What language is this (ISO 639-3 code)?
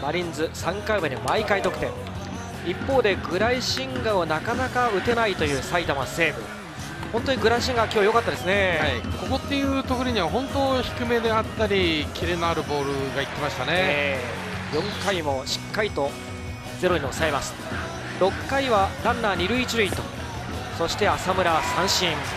jpn